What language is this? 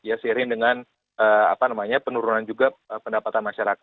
Indonesian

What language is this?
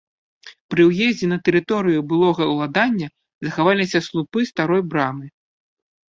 Belarusian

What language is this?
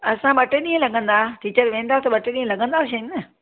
Sindhi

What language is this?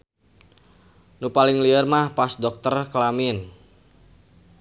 Sundanese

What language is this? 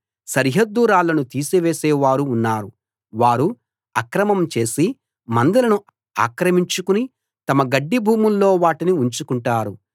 Telugu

